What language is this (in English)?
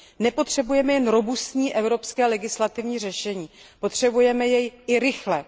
Czech